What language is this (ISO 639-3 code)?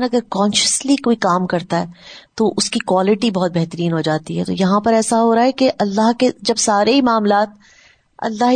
urd